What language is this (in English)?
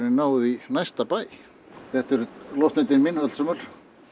Icelandic